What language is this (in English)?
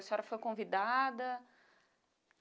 Portuguese